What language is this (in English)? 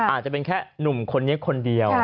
Thai